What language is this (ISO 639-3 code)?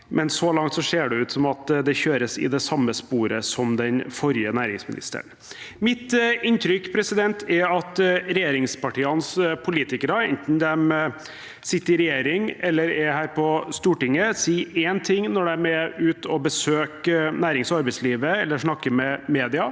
nor